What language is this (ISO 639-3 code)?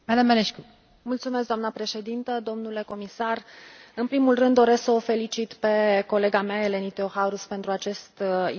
ron